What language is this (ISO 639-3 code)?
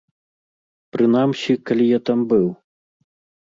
bel